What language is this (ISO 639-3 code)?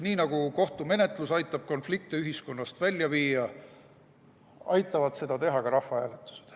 est